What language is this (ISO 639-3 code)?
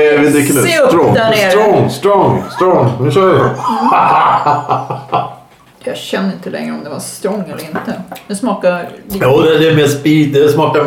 swe